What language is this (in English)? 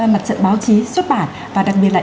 Vietnamese